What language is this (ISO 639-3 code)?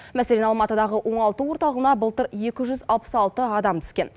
kaz